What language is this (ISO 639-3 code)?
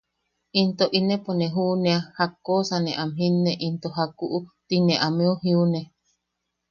yaq